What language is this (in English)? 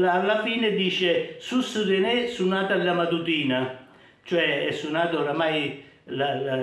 Italian